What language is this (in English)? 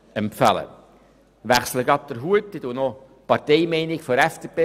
Swiss German